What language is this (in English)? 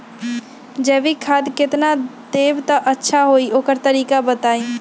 Magahi